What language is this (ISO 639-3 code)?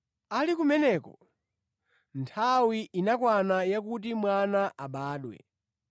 nya